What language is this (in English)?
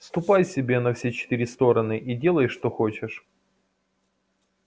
Russian